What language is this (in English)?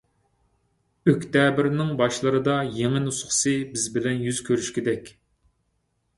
Uyghur